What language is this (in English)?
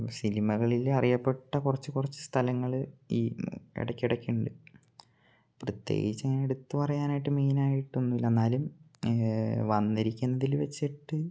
Malayalam